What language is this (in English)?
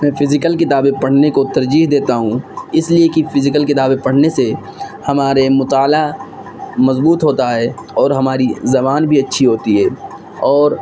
Urdu